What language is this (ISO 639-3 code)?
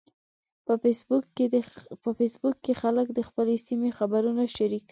pus